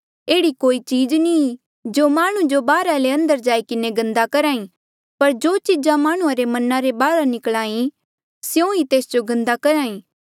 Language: Mandeali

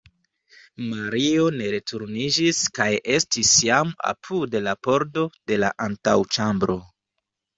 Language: Esperanto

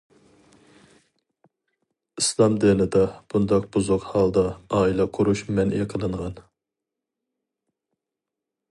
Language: Uyghur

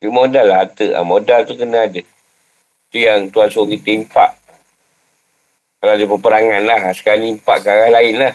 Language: Malay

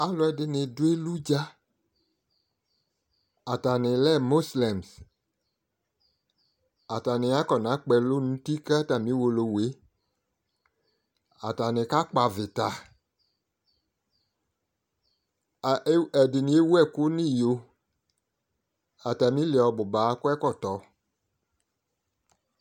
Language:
Ikposo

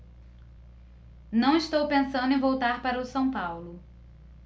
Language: Portuguese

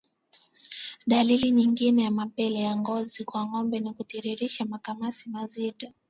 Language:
Swahili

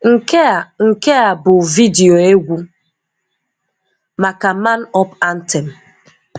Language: Igbo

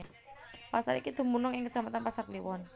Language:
Javanese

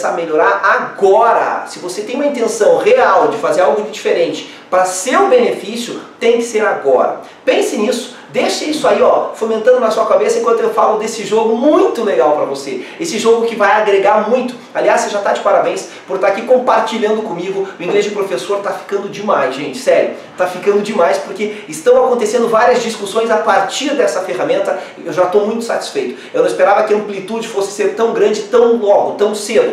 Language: Portuguese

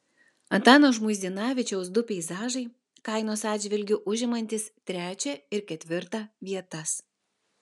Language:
Lithuanian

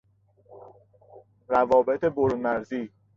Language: Persian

